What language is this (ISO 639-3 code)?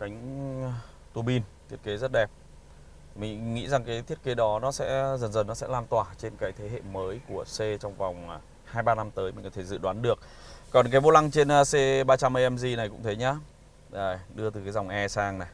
vie